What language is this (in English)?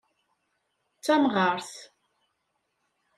Kabyle